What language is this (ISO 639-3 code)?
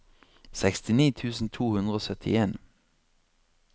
nor